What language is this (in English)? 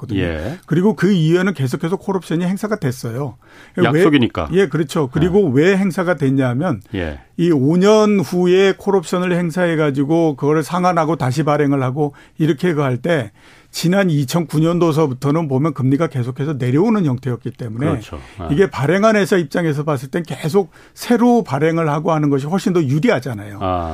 Korean